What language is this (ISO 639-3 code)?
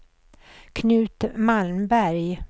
swe